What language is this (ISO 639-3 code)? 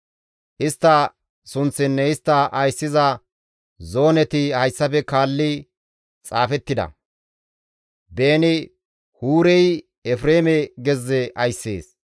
gmv